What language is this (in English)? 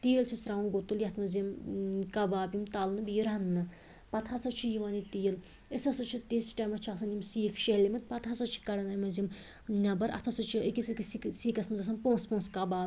Kashmiri